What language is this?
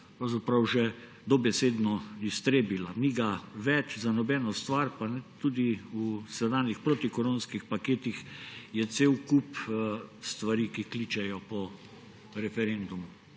Slovenian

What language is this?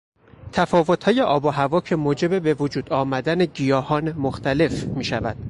Persian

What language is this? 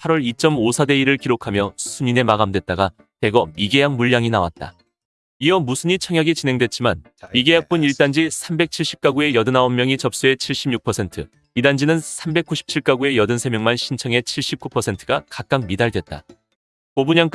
Korean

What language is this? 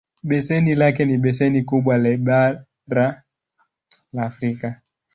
Swahili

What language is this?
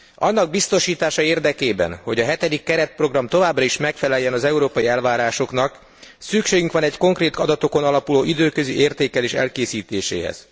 Hungarian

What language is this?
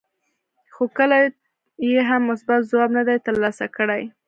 Pashto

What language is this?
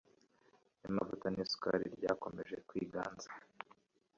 Kinyarwanda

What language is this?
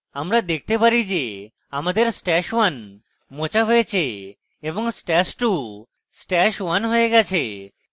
Bangla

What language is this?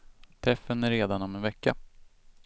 Swedish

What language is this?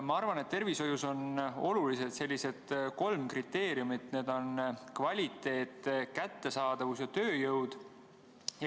Estonian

